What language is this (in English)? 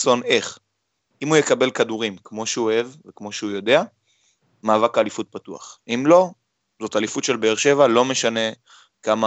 Hebrew